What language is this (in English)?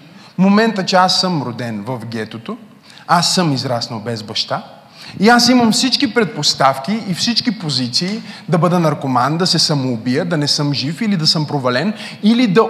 Bulgarian